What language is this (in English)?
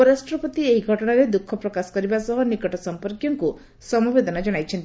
Odia